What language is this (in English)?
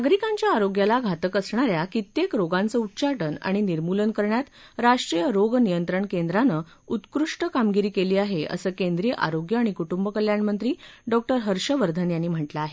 Marathi